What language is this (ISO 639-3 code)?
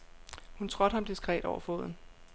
dan